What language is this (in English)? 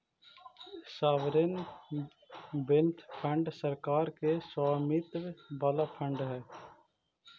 Magahi